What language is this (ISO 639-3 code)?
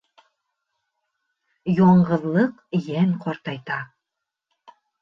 bak